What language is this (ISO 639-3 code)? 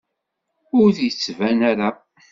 kab